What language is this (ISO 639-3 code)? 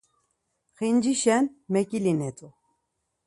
lzz